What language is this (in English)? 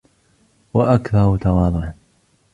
Arabic